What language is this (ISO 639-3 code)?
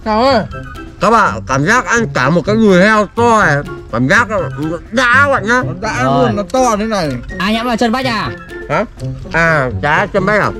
vie